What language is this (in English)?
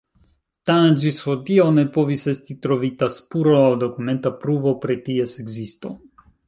Esperanto